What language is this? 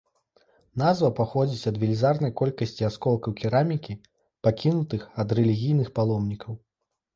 Belarusian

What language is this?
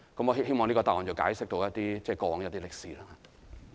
Cantonese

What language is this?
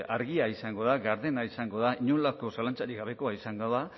Basque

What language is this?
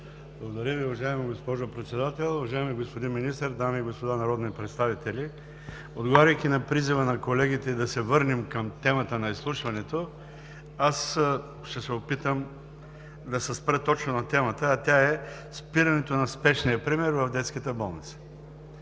Bulgarian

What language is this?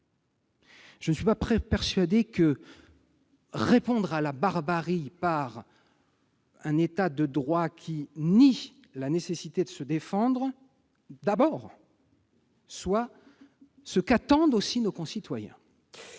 French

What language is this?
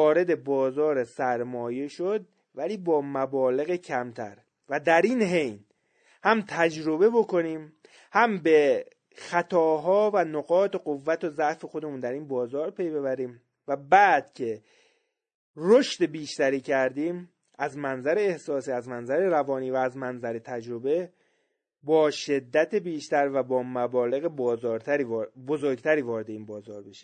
Persian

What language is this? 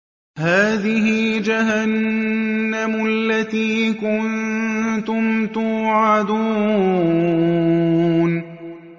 Arabic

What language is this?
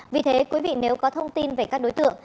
Vietnamese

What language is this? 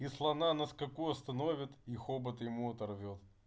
Russian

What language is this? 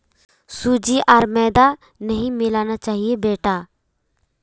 Magahi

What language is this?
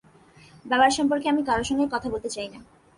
Bangla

